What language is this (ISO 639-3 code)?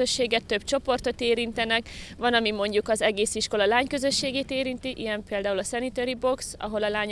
hun